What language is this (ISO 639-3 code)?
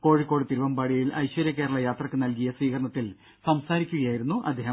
mal